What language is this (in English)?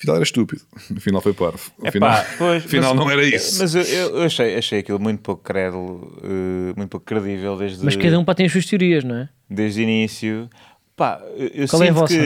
Portuguese